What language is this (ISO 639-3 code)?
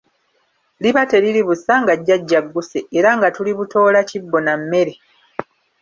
lug